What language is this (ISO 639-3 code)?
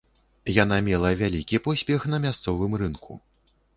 bel